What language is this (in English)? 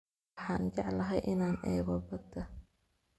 Somali